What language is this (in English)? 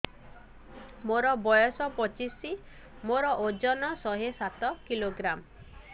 Odia